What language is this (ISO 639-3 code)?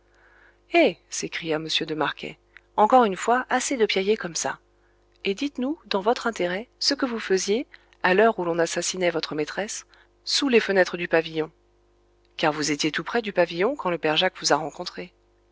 fra